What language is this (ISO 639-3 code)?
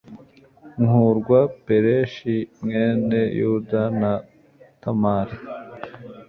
kin